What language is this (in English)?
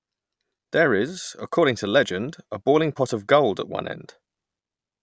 English